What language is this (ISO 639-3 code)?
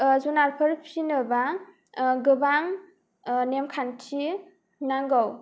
brx